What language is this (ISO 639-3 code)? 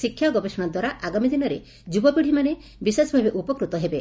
ori